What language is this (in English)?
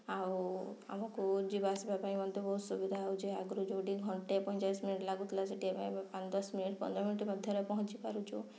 Odia